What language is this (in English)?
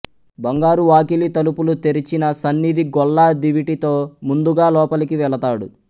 Telugu